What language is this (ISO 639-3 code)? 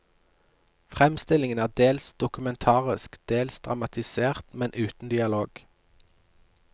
nor